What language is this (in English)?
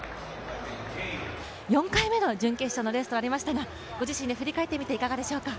Japanese